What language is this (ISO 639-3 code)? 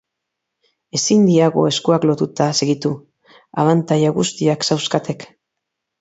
eus